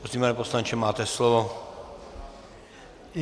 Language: Czech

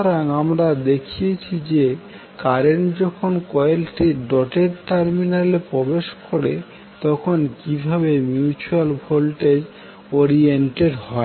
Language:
Bangla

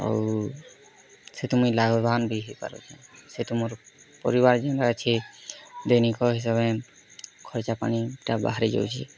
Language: Odia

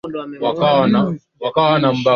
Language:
Swahili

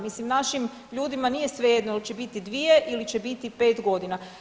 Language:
Croatian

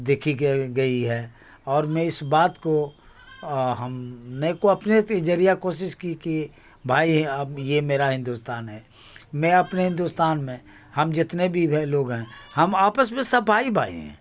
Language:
Urdu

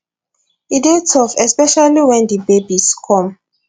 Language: Nigerian Pidgin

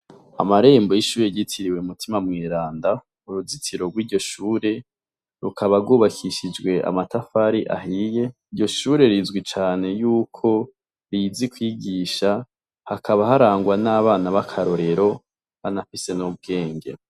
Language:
Rundi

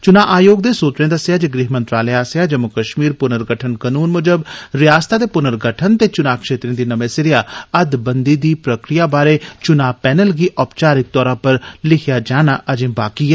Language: Dogri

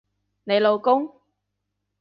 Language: Cantonese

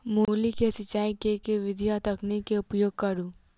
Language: Maithili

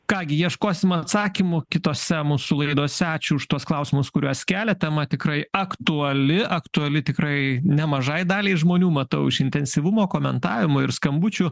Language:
Lithuanian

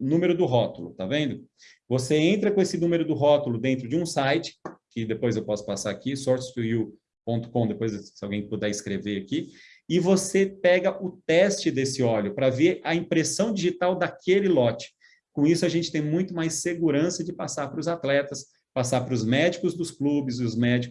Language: Portuguese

